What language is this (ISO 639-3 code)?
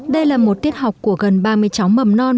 vie